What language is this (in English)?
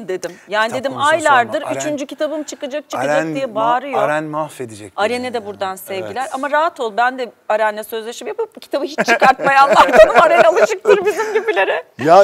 Turkish